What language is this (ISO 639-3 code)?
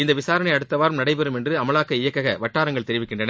tam